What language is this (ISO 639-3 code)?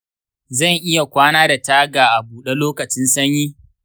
hau